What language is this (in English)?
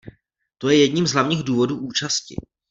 Czech